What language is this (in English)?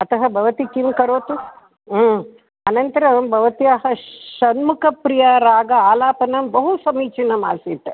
Sanskrit